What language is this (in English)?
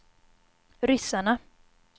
Swedish